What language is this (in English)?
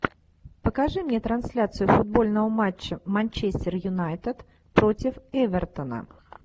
Russian